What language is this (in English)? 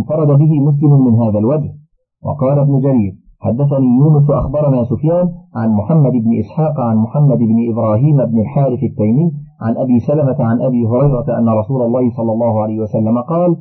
Arabic